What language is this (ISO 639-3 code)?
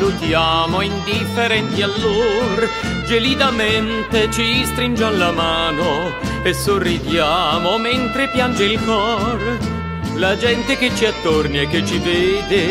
ita